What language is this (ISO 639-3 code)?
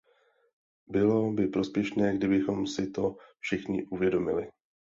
ces